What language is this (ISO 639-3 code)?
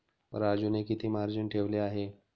mar